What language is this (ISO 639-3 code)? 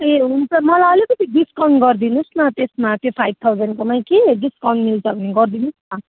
nep